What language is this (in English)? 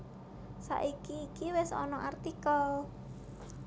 Javanese